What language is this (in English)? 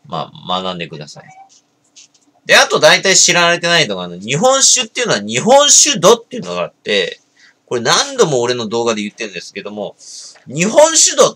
Japanese